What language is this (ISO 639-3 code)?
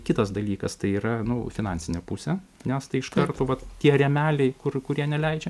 lit